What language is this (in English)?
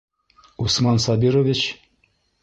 Bashkir